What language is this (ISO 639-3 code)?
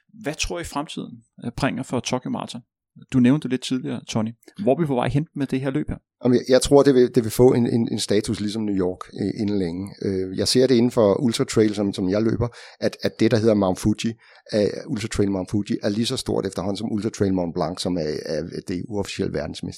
dan